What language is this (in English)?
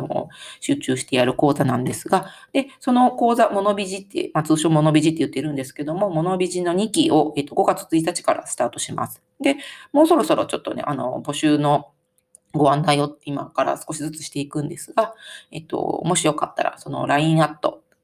Japanese